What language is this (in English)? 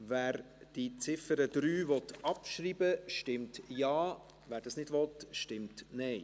Swiss German